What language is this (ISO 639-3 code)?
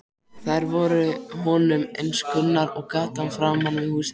isl